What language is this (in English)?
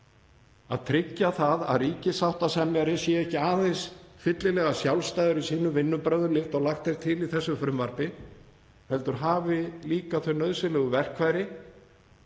Icelandic